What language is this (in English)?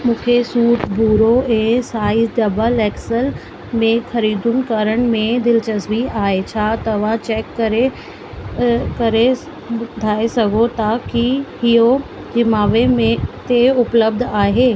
Sindhi